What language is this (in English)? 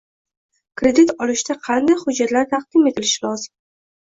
Uzbek